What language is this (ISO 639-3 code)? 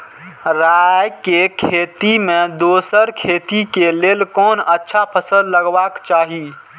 mai